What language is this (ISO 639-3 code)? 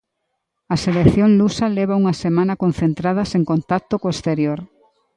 glg